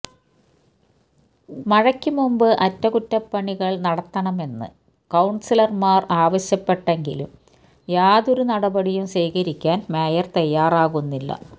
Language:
Malayalam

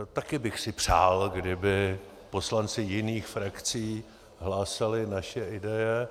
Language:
Czech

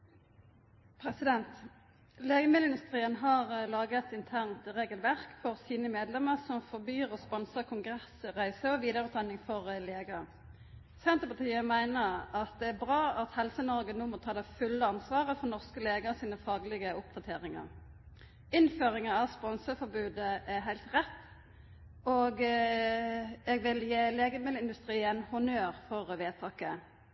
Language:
Norwegian Nynorsk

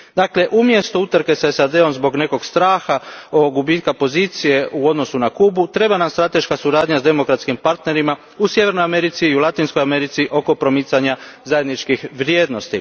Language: Croatian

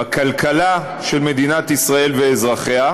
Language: Hebrew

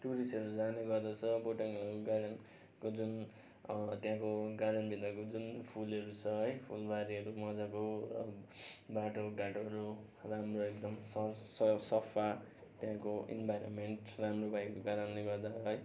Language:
Nepali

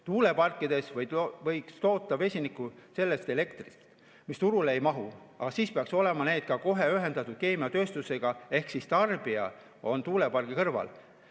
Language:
Estonian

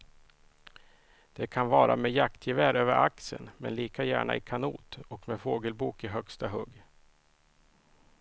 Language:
Swedish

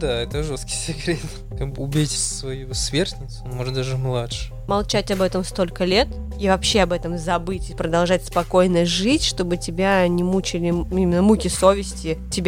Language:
Russian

